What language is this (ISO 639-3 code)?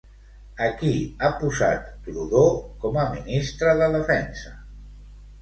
cat